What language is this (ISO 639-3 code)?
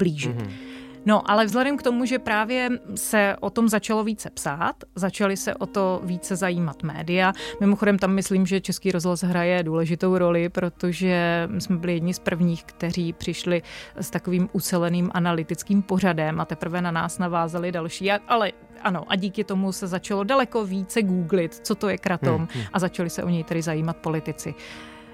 ces